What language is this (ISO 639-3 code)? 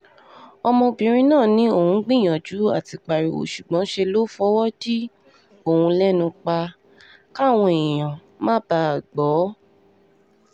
yor